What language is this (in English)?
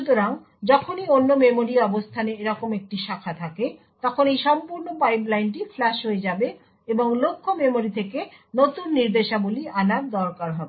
Bangla